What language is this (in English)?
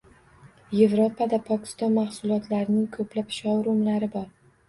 Uzbek